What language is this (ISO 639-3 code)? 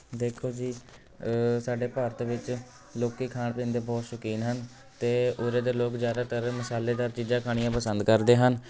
pan